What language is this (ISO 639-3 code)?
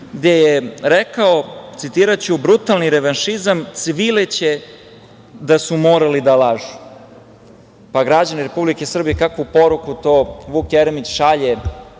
srp